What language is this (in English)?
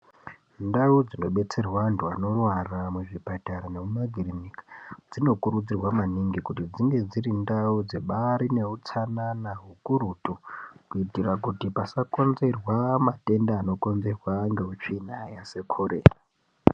Ndau